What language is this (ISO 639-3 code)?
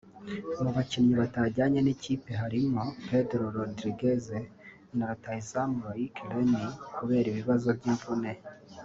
kin